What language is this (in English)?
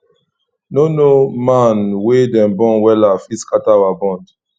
Nigerian Pidgin